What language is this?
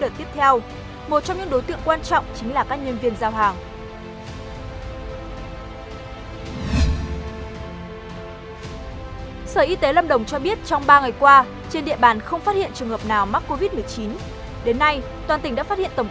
Vietnamese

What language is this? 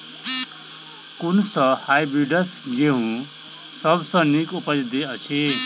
Maithili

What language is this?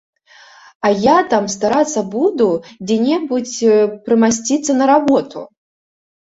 Belarusian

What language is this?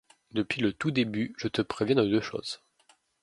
French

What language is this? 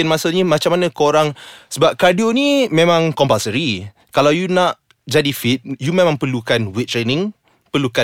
Malay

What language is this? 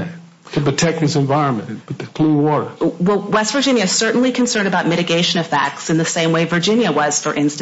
English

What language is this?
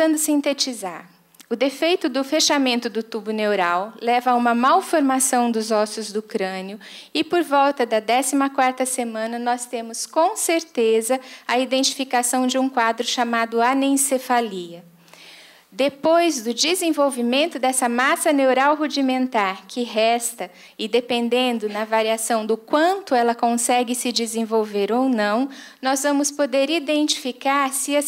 Portuguese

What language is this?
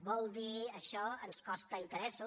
Catalan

